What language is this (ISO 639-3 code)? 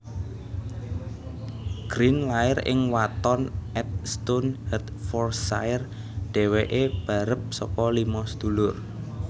jav